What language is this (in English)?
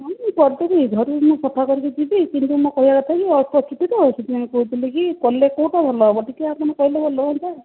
Odia